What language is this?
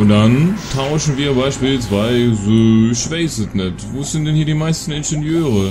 German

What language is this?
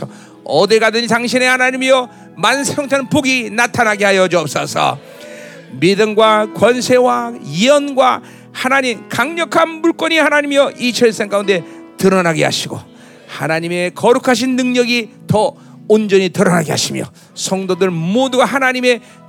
Korean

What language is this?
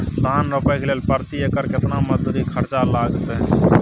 Maithili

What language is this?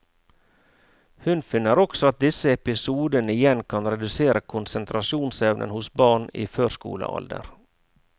Norwegian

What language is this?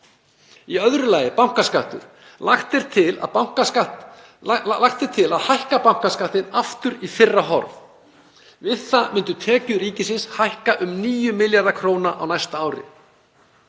Icelandic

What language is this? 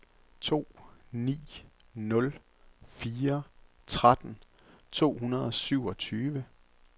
Danish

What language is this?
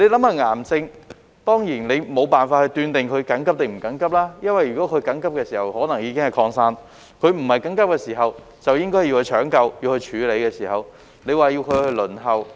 Cantonese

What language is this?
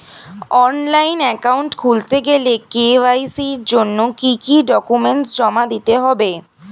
Bangla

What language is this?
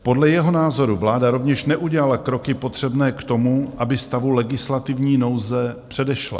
Czech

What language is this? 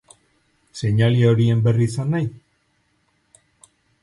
Basque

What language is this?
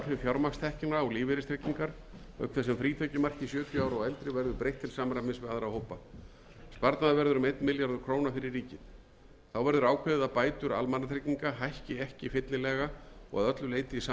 Icelandic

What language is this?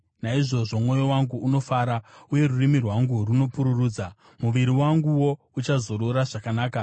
Shona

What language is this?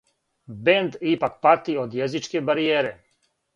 Serbian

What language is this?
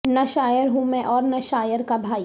Urdu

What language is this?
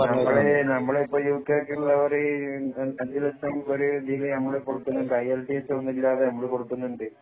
Malayalam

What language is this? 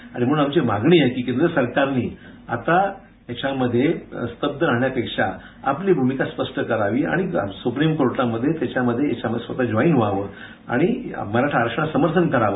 Marathi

